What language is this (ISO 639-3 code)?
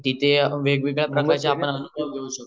mar